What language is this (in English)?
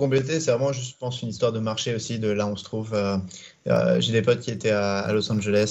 French